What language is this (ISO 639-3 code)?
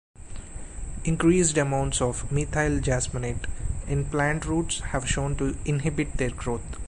eng